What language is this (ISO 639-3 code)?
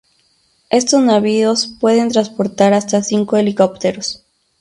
spa